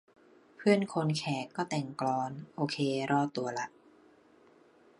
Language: Thai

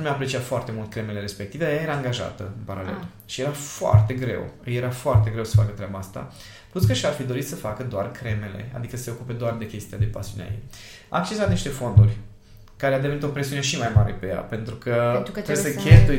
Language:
Romanian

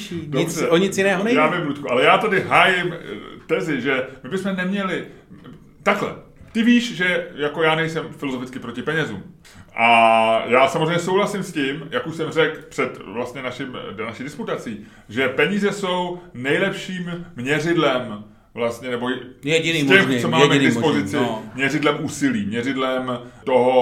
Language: Czech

